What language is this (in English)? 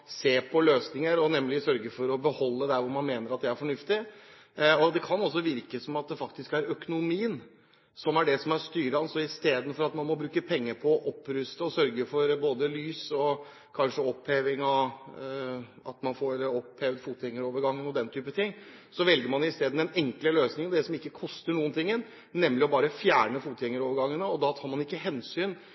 Norwegian Bokmål